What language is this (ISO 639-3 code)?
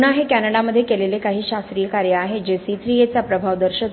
mar